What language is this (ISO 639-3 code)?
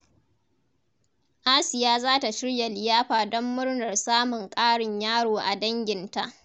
hau